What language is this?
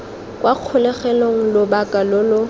Tswana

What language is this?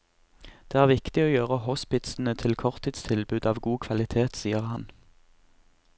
Norwegian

